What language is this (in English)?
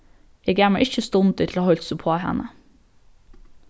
Faroese